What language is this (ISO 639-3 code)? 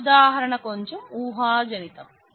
tel